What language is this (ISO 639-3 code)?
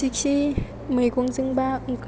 brx